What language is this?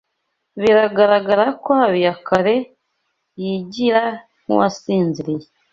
Kinyarwanda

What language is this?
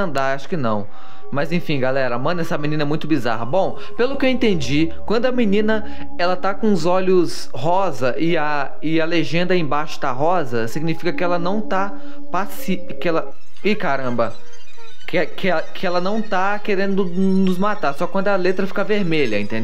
Portuguese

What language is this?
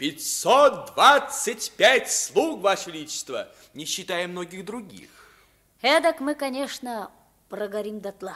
Russian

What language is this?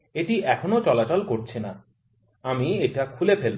Bangla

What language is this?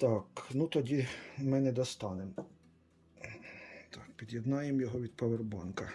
Ukrainian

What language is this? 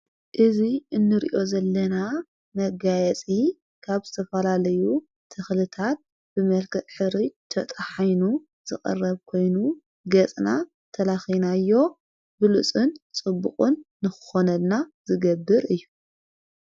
Tigrinya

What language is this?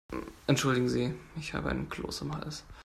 German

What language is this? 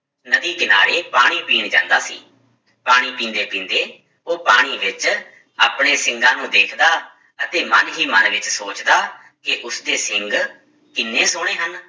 Punjabi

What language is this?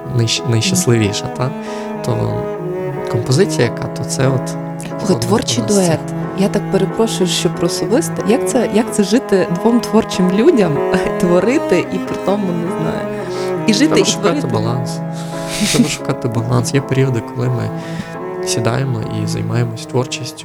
Ukrainian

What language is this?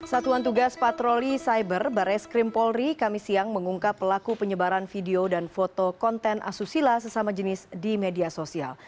Indonesian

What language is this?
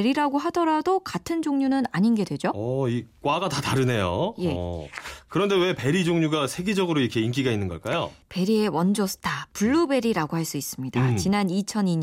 Korean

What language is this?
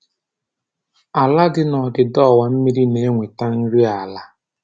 Igbo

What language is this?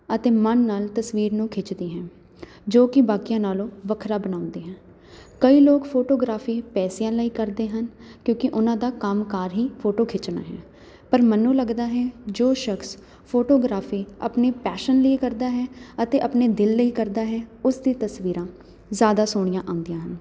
Punjabi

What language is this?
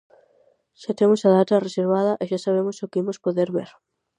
Galician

